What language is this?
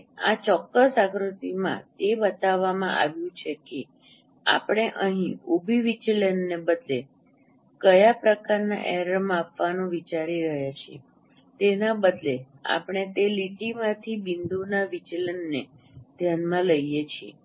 Gujarati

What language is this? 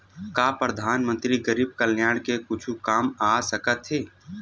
Chhattisgarhi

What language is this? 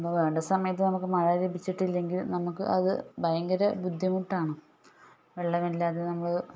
Malayalam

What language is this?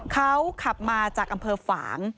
Thai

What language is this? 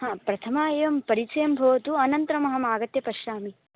Sanskrit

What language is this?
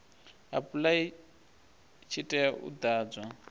Venda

